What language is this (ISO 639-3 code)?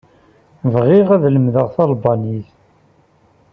kab